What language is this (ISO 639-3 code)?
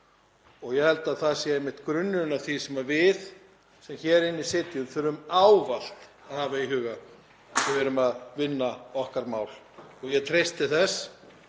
isl